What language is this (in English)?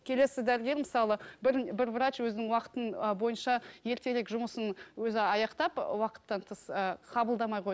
Kazakh